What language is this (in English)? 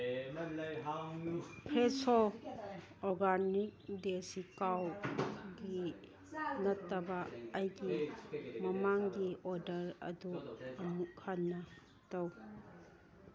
Manipuri